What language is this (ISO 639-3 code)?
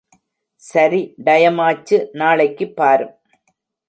tam